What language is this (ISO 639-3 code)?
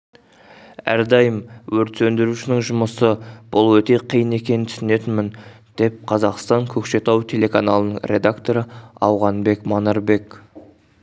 kaz